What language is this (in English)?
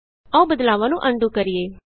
Punjabi